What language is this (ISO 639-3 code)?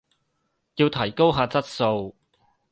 yue